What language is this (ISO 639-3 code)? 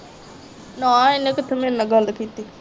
pan